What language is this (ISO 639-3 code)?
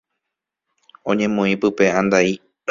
grn